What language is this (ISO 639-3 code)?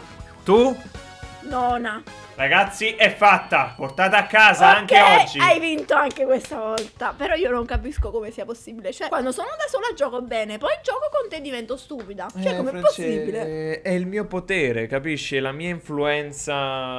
ita